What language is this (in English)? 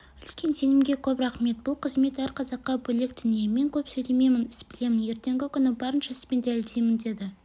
Kazakh